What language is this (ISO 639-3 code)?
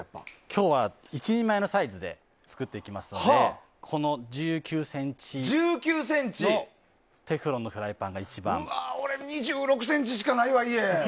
jpn